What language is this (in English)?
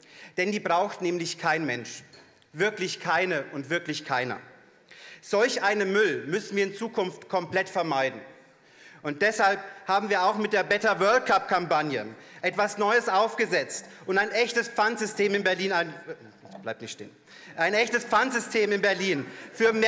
German